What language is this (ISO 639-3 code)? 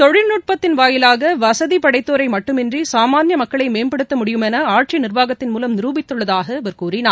tam